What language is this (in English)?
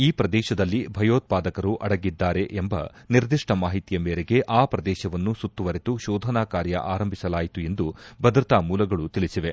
Kannada